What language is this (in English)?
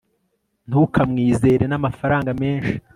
Kinyarwanda